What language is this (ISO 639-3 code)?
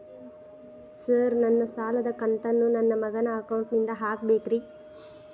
kan